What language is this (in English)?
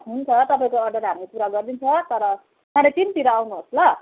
Nepali